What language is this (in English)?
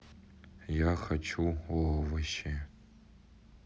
Russian